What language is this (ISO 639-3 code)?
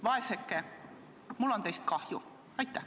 est